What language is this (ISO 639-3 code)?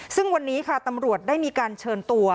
tha